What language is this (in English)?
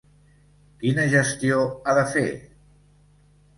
Catalan